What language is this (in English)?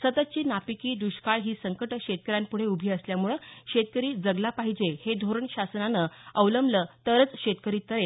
Marathi